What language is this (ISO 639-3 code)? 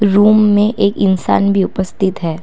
hin